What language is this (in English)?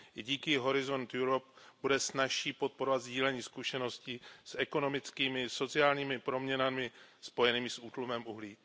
Czech